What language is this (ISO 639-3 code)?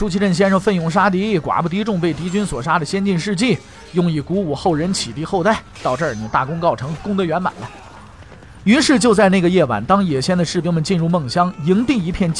zho